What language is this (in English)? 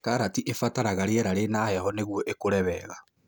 Kikuyu